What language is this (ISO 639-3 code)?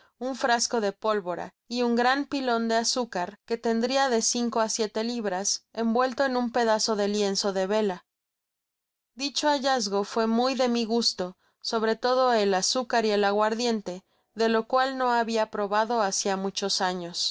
spa